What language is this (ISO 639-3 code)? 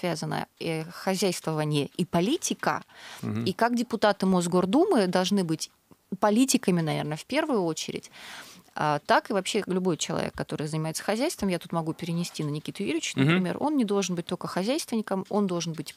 rus